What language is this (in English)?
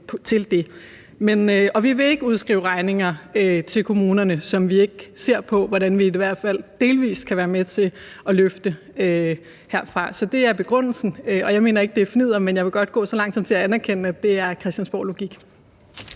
Danish